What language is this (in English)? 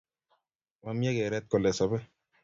Kalenjin